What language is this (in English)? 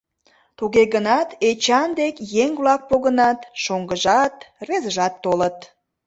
Mari